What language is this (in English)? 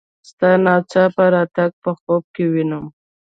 Pashto